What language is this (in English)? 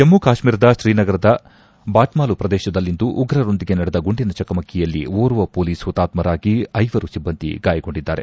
Kannada